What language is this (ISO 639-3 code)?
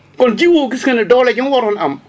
wol